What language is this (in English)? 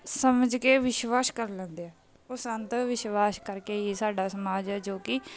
Punjabi